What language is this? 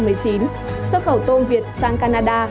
Vietnamese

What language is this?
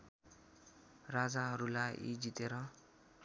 Nepali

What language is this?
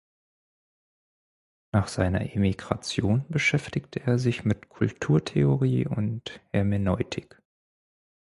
German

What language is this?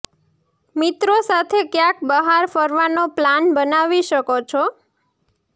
Gujarati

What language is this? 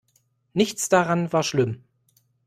German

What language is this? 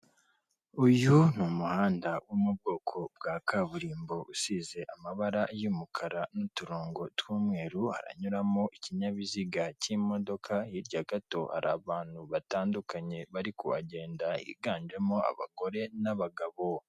Kinyarwanda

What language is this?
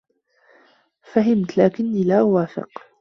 Arabic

